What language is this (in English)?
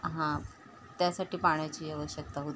Marathi